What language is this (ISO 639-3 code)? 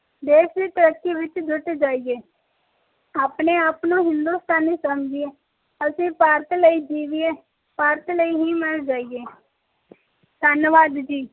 pan